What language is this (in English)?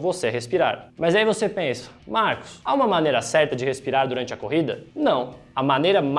Portuguese